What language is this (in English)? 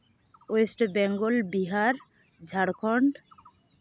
Santali